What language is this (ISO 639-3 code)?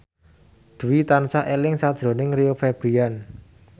jav